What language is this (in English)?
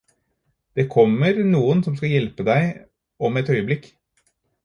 Norwegian Bokmål